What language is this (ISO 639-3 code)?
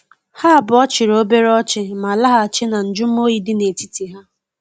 ibo